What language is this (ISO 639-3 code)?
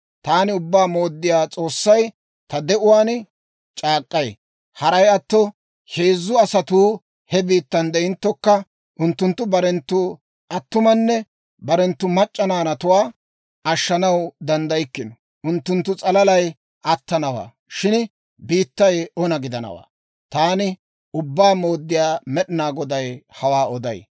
dwr